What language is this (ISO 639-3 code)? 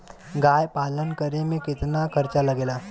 bho